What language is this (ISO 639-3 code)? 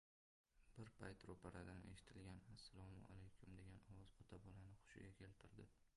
uzb